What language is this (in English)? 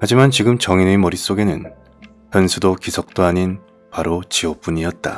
Korean